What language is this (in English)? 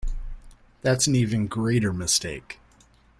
English